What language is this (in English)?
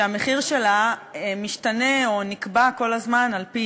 Hebrew